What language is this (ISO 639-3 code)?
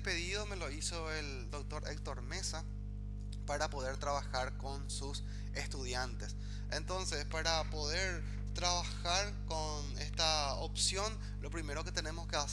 spa